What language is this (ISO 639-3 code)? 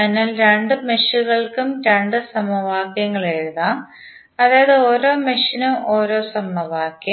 mal